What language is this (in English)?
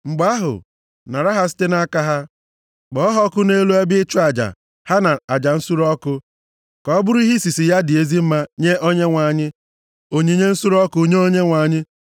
Igbo